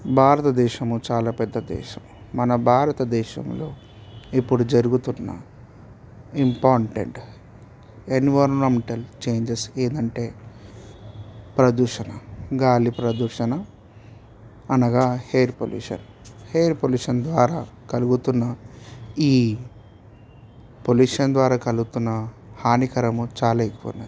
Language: Telugu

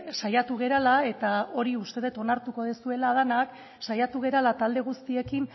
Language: Basque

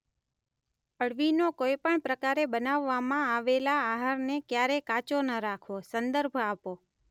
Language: Gujarati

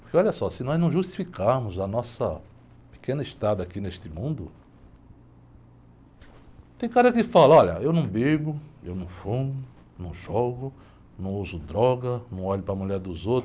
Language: Portuguese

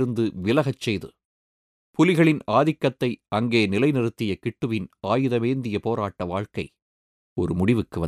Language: Tamil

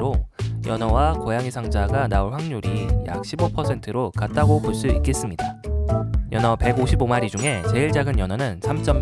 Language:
Korean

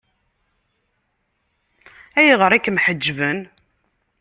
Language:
Kabyle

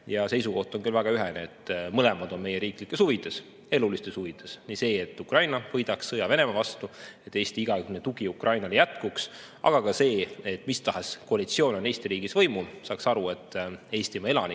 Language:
Estonian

